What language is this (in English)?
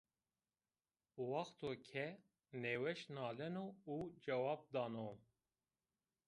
Zaza